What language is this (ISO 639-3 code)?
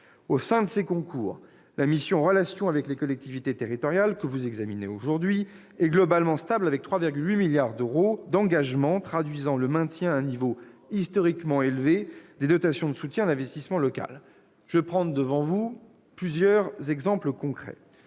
fra